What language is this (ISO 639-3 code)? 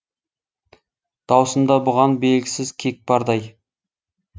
kaz